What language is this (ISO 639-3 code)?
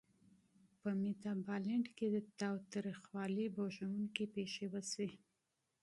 pus